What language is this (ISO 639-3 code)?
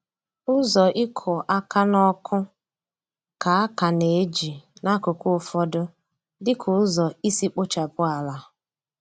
ibo